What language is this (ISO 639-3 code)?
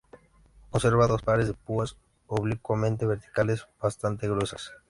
spa